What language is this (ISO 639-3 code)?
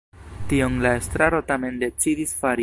epo